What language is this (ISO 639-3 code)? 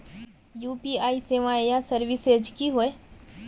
mag